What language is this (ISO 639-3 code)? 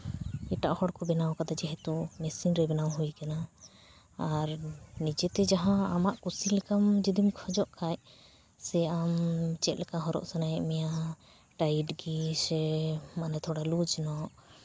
sat